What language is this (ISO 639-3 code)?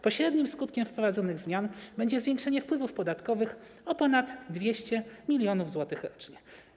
pol